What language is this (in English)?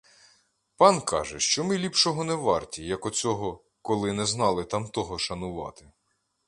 Ukrainian